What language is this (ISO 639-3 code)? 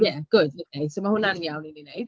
cym